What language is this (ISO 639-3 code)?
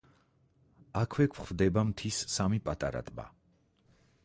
kat